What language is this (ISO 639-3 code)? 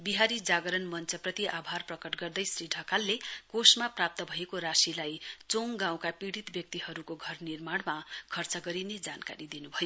nep